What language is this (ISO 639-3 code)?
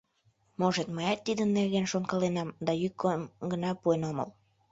chm